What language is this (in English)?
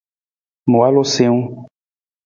Nawdm